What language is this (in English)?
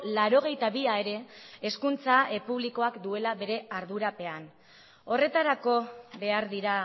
Basque